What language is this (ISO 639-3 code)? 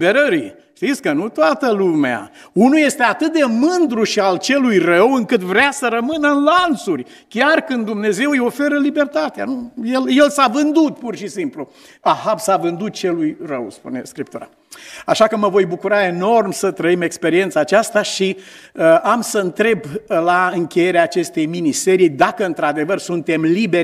ron